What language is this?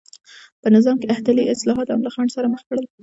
Pashto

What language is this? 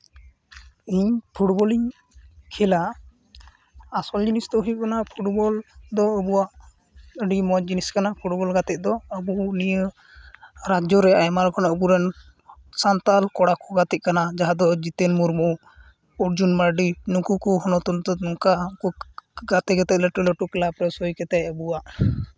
Santali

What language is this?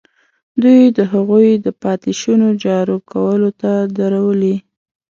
Pashto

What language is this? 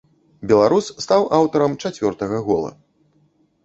Belarusian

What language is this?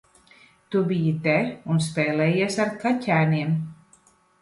Latvian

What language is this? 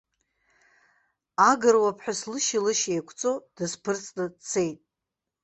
Abkhazian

